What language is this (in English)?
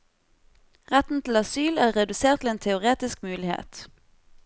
Norwegian